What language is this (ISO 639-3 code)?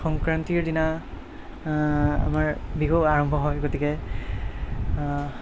asm